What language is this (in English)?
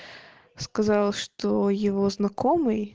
Russian